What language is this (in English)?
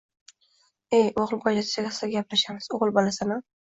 Uzbek